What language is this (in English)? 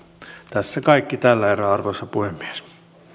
Finnish